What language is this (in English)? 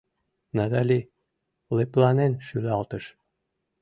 Mari